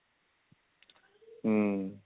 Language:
Punjabi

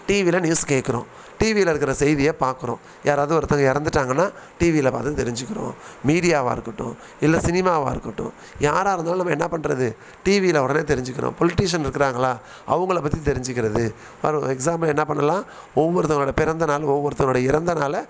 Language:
Tamil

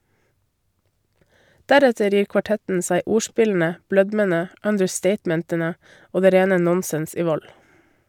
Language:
Norwegian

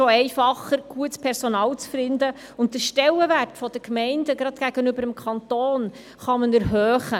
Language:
Swiss German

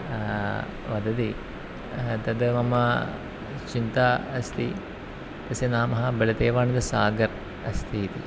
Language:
Sanskrit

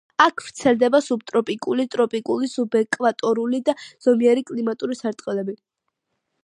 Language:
Georgian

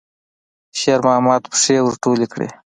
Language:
Pashto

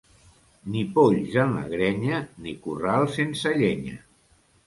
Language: Catalan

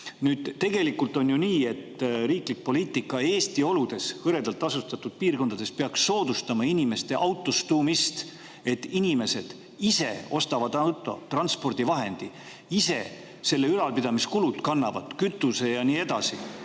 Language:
Estonian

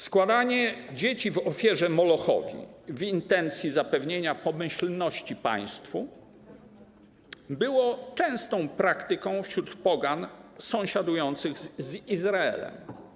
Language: Polish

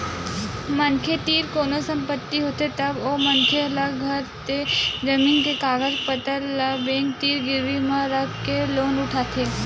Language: Chhattisgarhi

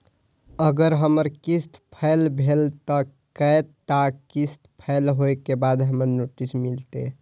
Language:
Maithili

